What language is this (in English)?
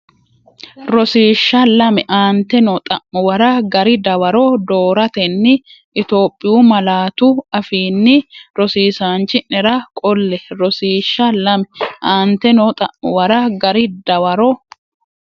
Sidamo